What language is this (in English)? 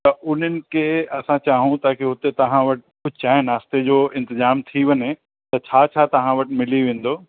Sindhi